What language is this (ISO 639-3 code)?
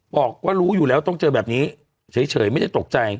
tha